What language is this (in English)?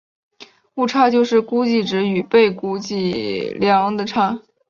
Chinese